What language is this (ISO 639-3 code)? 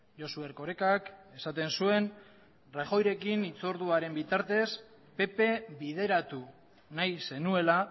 eus